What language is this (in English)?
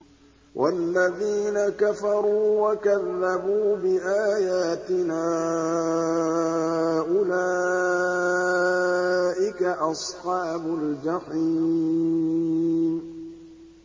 Arabic